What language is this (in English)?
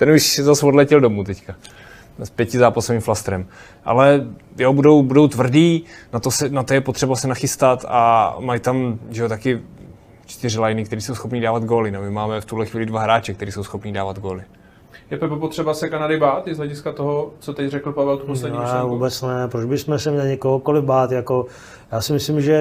Czech